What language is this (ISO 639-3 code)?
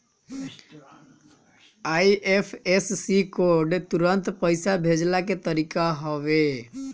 bho